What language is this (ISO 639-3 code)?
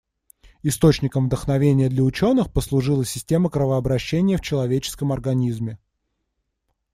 rus